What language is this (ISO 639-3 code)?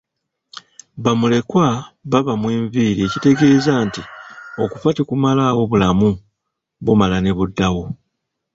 lug